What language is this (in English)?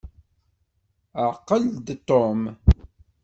Kabyle